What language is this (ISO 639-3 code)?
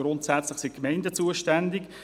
gsw